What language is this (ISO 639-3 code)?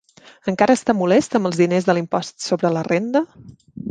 cat